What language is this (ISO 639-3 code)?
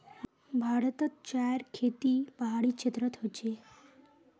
mag